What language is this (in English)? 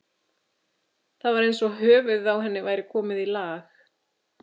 Icelandic